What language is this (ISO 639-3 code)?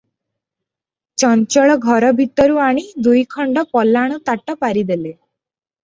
ori